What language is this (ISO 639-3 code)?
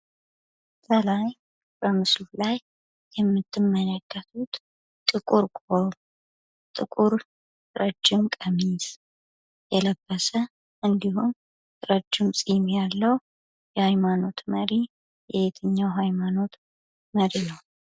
amh